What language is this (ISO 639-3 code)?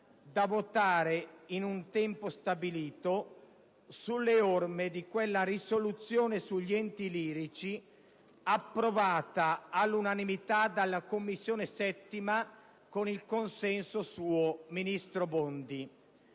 ita